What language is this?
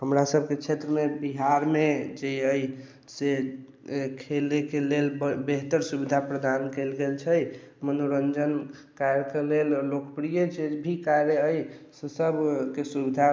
Maithili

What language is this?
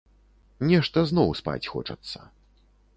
Belarusian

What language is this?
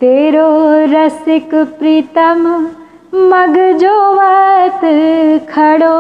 Hindi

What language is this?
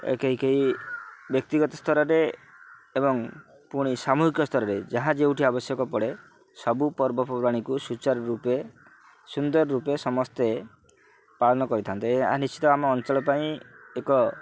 Odia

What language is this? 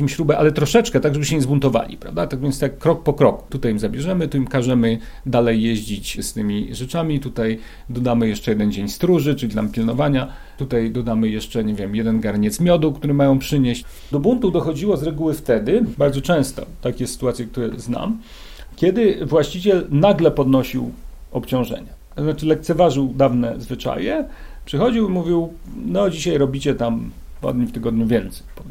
Polish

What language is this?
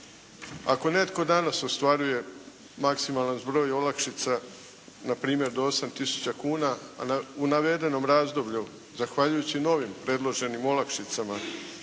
Croatian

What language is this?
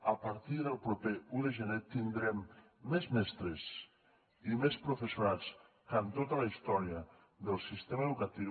Catalan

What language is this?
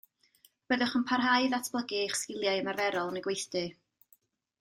Welsh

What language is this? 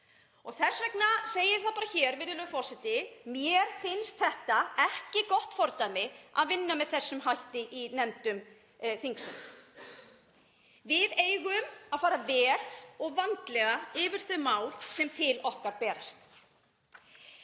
Icelandic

